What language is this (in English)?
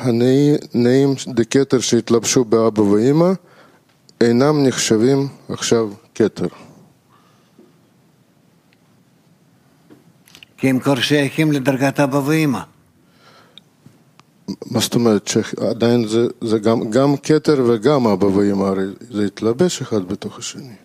Hebrew